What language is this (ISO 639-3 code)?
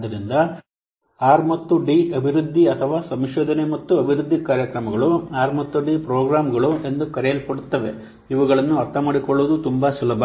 kan